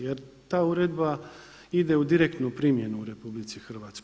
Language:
Croatian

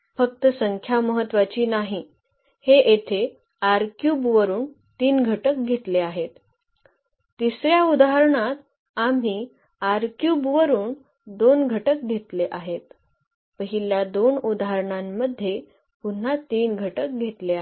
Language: Marathi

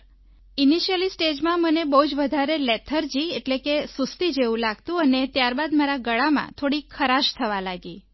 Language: Gujarati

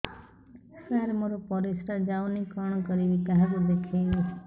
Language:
Odia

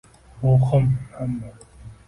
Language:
Uzbek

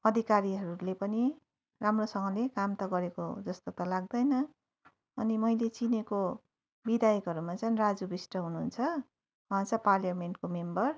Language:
Nepali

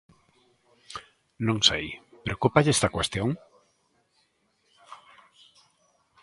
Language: Galician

